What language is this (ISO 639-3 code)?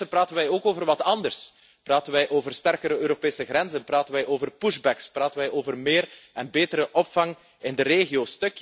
nld